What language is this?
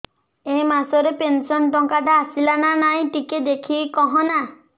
Odia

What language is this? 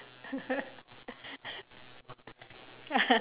English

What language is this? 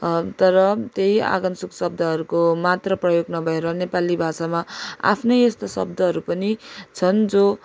Nepali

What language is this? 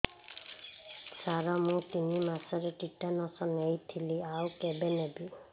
Odia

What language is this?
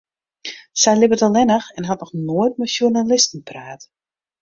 Western Frisian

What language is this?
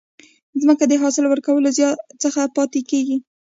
Pashto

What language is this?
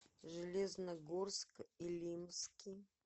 Russian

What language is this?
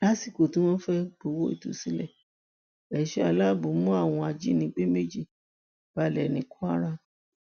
Yoruba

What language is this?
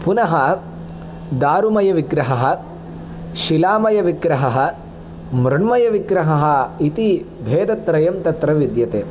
Sanskrit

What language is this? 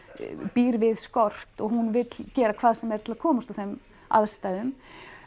Icelandic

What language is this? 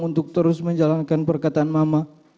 Indonesian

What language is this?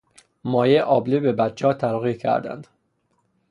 Persian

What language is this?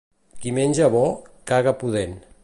Catalan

